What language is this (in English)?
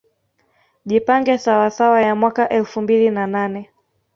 Swahili